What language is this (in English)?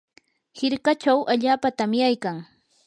Yanahuanca Pasco Quechua